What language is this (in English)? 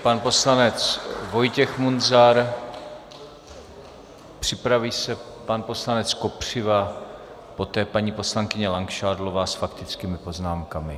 Czech